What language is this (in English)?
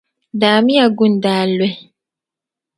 Dagbani